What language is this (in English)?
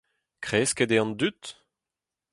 Breton